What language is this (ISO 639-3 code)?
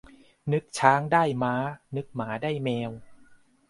tha